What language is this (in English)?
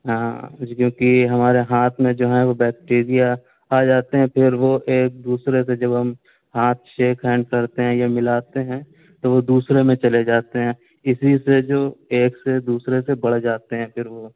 Urdu